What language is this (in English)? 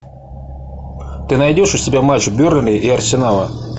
Russian